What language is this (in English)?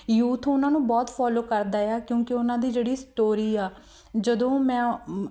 Punjabi